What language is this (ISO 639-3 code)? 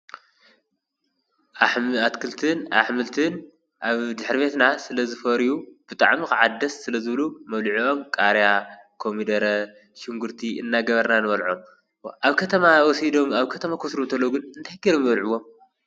tir